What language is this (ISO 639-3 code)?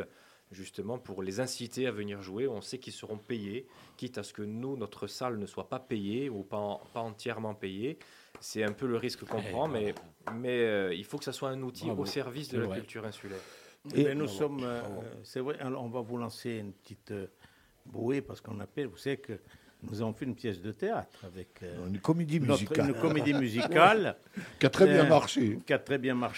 fra